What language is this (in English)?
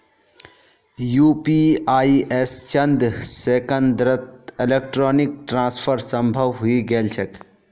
Magahi